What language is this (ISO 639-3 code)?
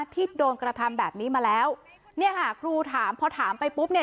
tha